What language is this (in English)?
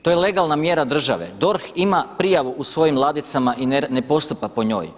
Croatian